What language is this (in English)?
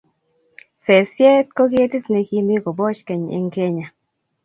Kalenjin